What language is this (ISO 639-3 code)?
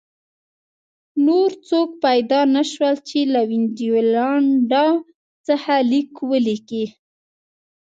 pus